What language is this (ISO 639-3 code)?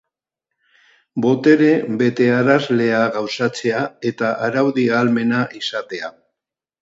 eus